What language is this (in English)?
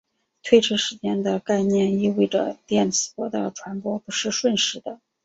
Chinese